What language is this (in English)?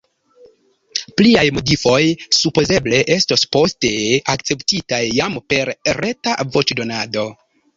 Esperanto